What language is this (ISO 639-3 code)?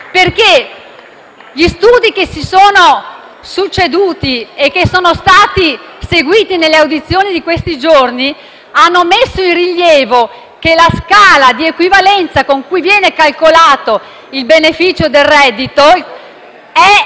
ita